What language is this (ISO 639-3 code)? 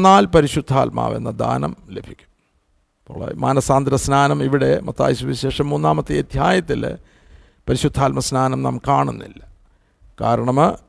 mal